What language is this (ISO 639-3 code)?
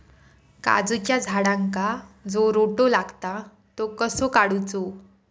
mar